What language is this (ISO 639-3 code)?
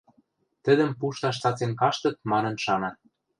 mrj